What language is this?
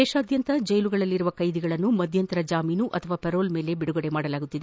Kannada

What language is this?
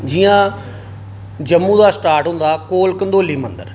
Dogri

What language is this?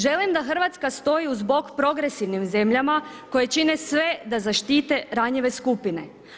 Croatian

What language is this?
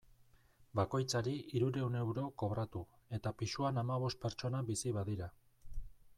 Basque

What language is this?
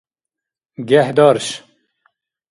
Dargwa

